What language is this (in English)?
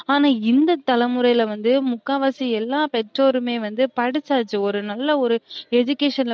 Tamil